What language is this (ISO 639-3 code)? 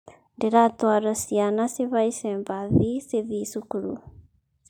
kik